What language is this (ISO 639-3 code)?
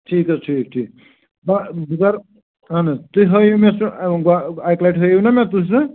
kas